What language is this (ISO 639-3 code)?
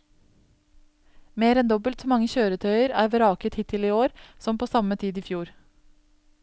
nor